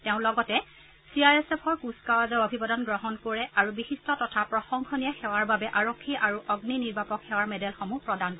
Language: Assamese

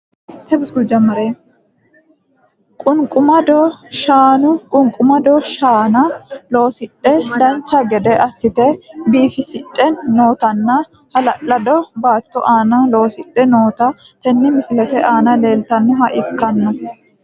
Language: Sidamo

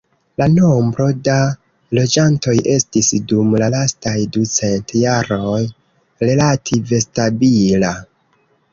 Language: Esperanto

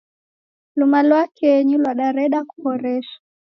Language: Taita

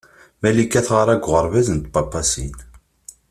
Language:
Kabyle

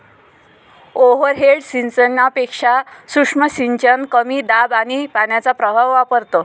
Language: Marathi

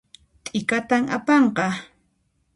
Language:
Puno Quechua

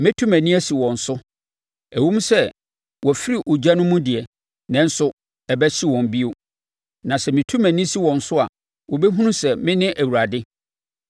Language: Akan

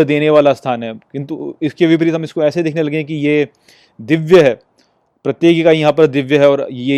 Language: Hindi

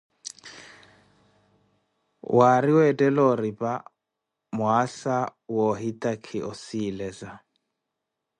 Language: Koti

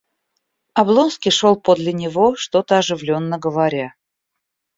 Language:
Russian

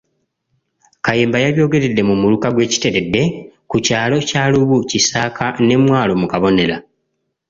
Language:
Ganda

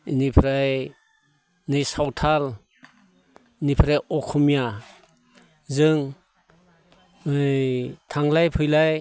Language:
Bodo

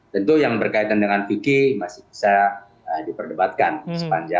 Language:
Indonesian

